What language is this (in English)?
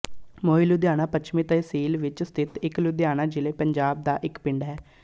Punjabi